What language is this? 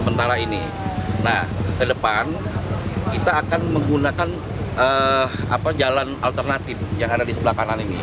Indonesian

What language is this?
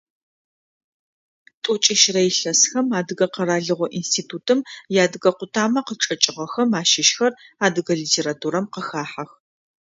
Adyghe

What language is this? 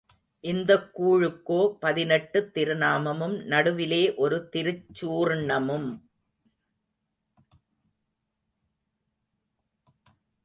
Tamil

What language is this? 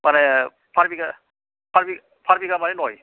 Bodo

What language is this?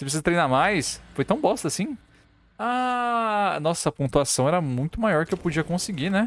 Portuguese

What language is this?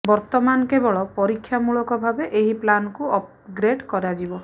Odia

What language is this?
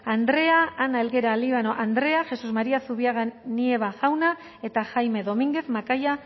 Basque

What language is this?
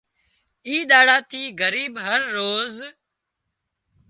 Wadiyara Koli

